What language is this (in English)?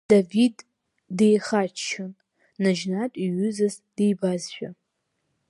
Abkhazian